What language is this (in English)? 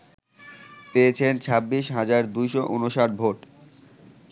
Bangla